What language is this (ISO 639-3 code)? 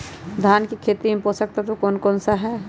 mag